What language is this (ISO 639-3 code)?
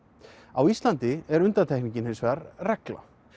isl